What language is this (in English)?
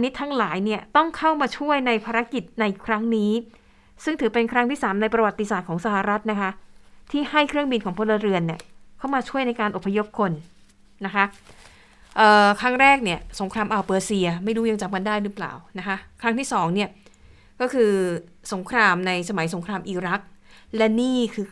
Thai